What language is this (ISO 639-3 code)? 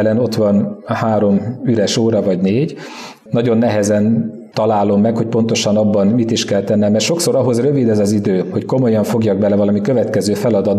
hun